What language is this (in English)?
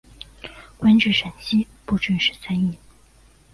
Chinese